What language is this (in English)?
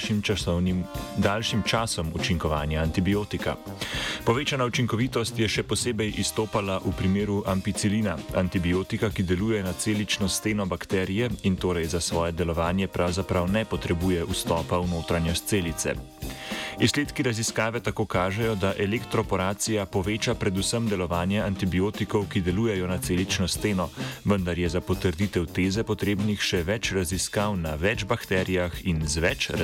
Croatian